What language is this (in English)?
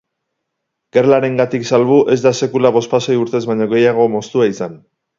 Basque